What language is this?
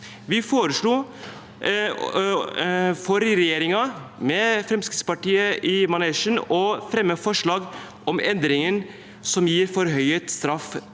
Norwegian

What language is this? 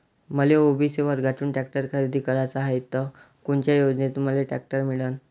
Marathi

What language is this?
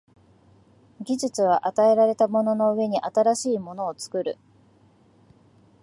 Japanese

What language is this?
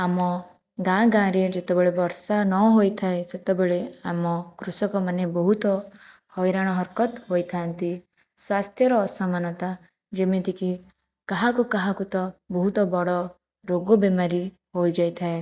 Odia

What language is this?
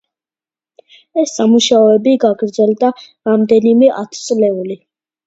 Georgian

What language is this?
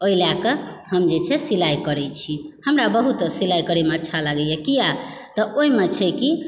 Maithili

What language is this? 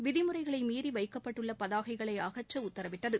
Tamil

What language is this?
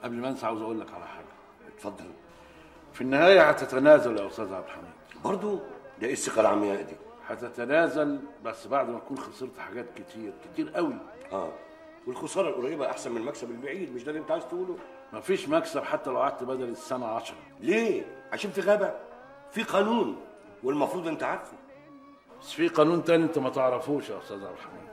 Arabic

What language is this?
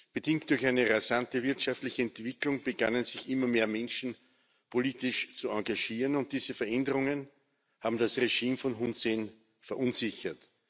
German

